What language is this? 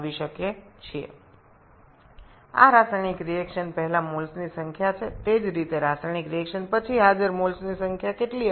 Bangla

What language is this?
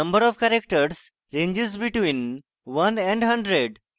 Bangla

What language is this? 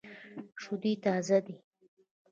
Pashto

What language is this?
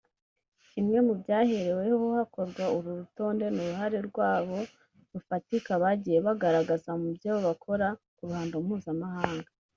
Kinyarwanda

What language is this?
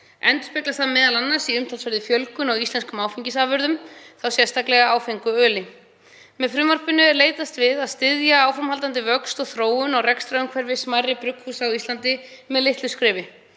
Icelandic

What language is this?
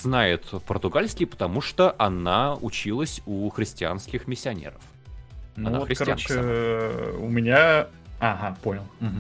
Russian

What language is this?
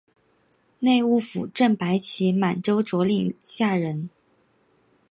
Chinese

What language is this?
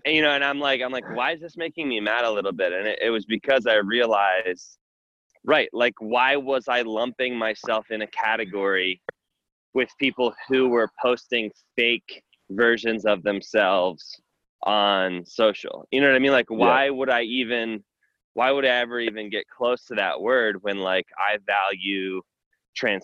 English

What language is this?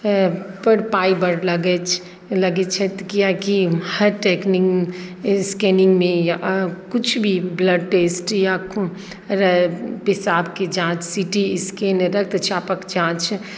Maithili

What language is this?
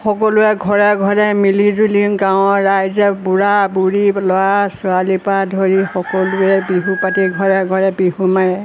Assamese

